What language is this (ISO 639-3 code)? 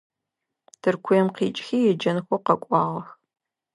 ady